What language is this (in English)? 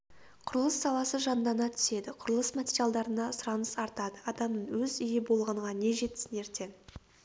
Kazakh